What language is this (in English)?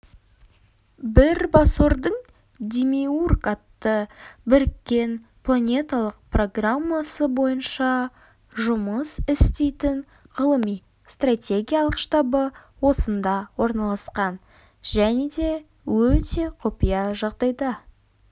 Kazakh